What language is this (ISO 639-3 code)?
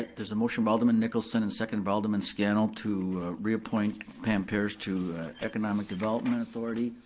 eng